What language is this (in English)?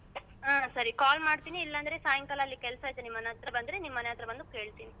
Kannada